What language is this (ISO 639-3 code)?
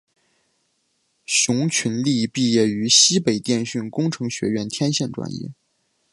zho